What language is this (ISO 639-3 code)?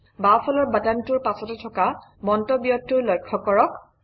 asm